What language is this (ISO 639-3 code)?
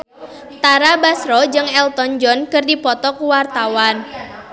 sun